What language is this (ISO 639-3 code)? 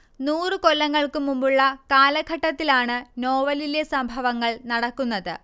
mal